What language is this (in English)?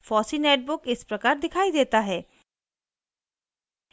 Hindi